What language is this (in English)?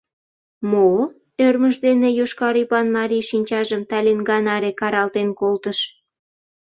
Mari